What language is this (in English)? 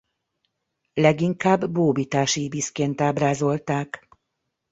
Hungarian